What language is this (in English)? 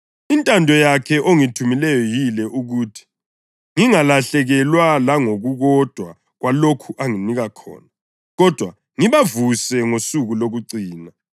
North Ndebele